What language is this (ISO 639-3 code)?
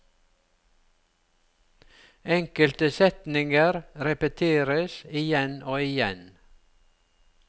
nor